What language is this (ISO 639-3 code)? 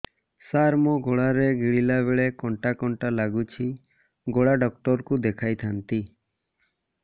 ori